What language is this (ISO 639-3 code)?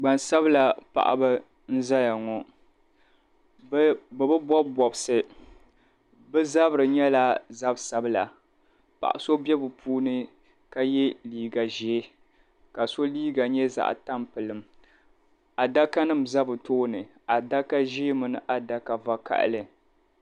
dag